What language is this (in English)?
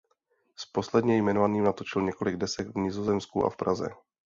Czech